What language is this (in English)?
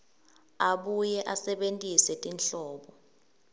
Swati